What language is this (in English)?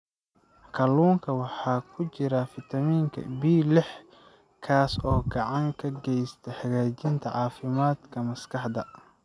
Somali